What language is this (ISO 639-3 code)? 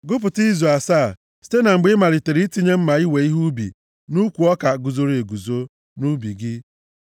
ibo